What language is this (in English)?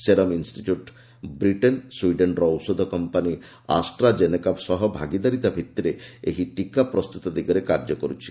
Odia